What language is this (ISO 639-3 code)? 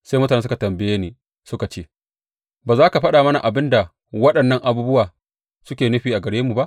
hau